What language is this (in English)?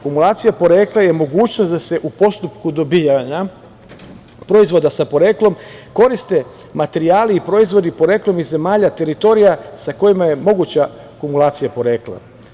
Serbian